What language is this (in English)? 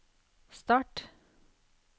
Norwegian